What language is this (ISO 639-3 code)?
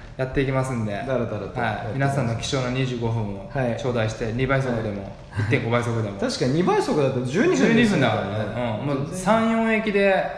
jpn